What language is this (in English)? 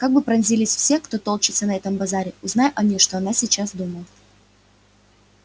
Russian